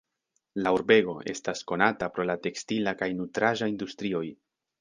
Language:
Esperanto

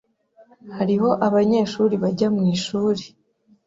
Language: Kinyarwanda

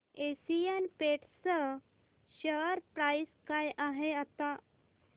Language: Marathi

